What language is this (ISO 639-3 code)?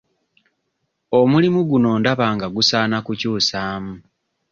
lug